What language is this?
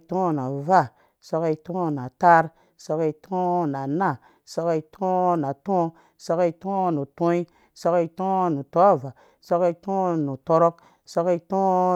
Dũya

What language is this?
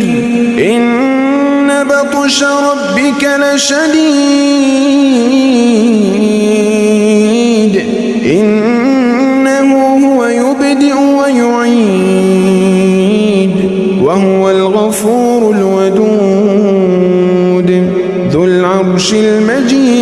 Arabic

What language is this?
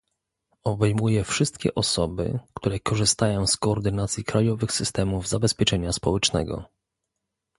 Polish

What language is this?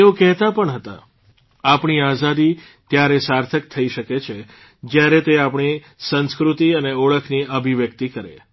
Gujarati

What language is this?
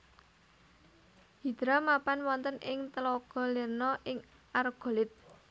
Javanese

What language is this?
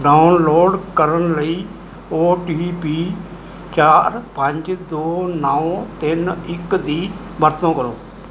Punjabi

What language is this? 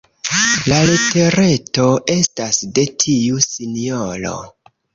Esperanto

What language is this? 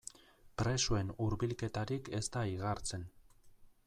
Basque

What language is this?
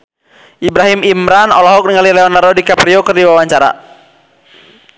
Sundanese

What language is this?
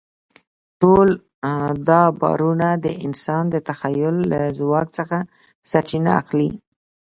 Pashto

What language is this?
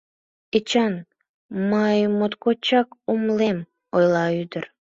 Mari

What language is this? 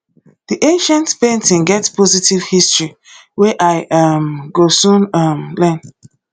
Nigerian Pidgin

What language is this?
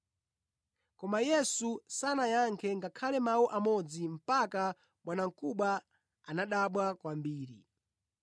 Nyanja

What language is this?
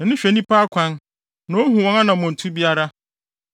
Akan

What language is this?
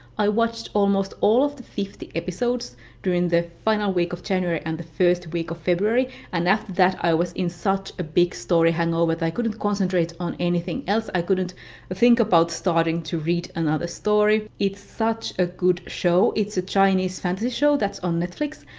English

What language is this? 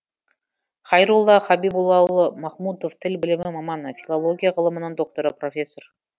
Kazakh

